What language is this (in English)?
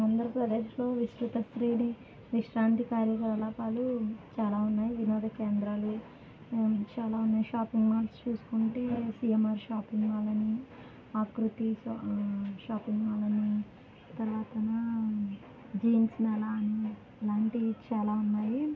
Telugu